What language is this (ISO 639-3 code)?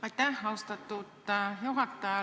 est